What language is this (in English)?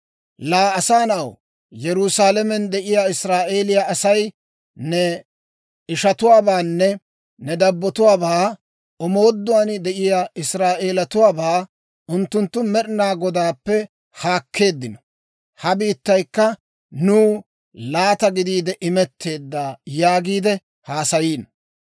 Dawro